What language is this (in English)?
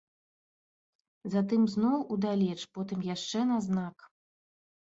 Belarusian